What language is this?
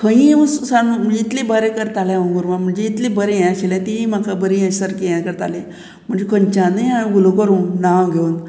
Konkani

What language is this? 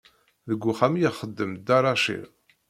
Kabyle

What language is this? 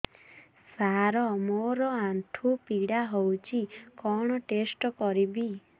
Odia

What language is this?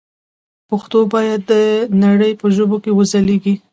Pashto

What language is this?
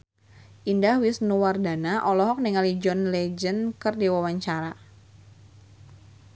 Sundanese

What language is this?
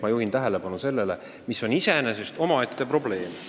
Estonian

